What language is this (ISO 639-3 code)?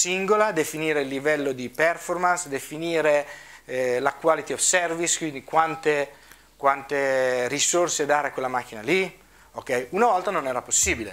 ita